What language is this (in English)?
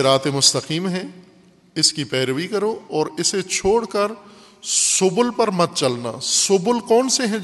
Urdu